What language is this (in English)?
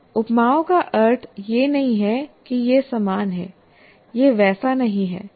Hindi